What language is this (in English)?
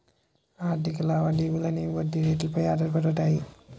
Telugu